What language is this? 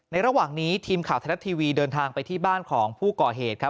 Thai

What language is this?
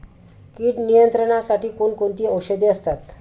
Marathi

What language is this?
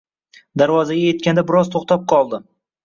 Uzbek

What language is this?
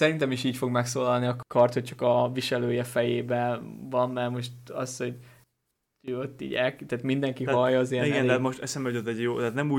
Hungarian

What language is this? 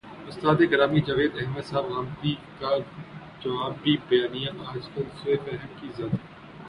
Urdu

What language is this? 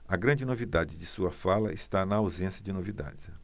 Portuguese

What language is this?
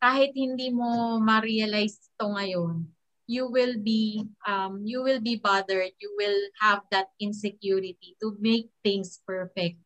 Filipino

